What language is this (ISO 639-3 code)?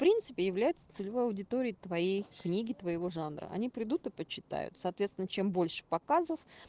rus